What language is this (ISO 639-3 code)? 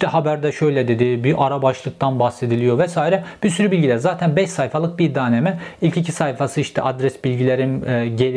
tur